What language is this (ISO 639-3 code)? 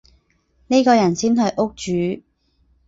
yue